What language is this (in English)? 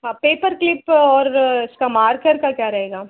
Hindi